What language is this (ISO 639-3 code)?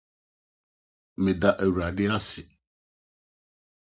aka